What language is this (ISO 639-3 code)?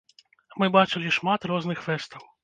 bel